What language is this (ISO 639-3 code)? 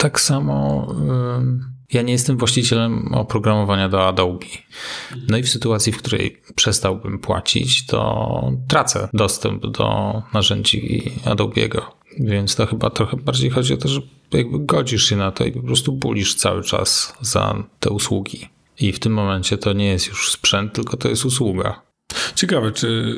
pol